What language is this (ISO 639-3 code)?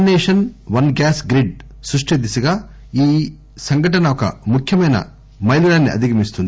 tel